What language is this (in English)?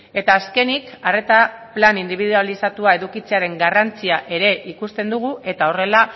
Basque